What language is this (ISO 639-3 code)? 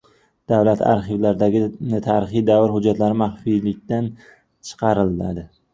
uzb